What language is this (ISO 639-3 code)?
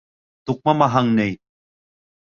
bak